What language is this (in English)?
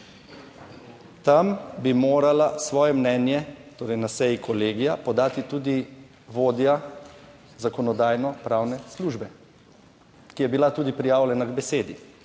Slovenian